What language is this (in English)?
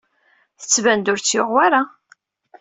Kabyle